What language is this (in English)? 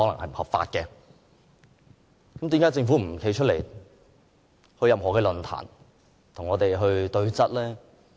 Cantonese